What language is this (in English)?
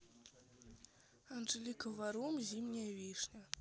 Russian